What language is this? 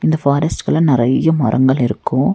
Tamil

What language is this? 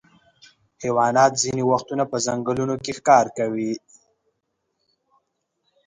Pashto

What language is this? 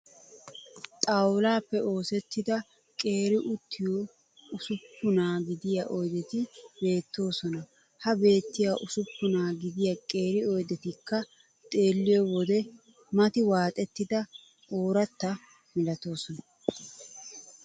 Wolaytta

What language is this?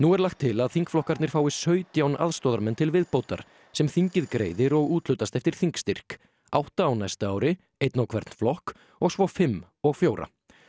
Icelandic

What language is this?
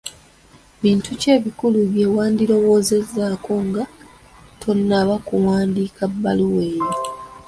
Ganda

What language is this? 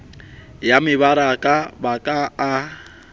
Southern Sotho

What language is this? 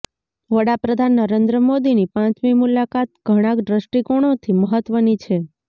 Gujarati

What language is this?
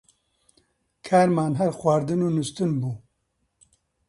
Central Kurdish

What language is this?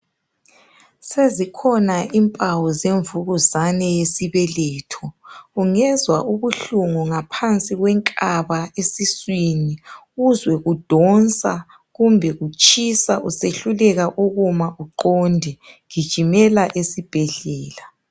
North Ndebele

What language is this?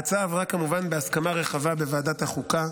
Hebrew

